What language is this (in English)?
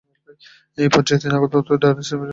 Bangla